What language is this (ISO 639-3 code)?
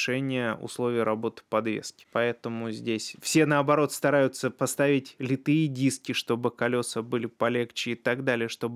rus